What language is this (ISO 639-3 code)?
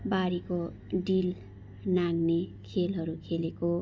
nep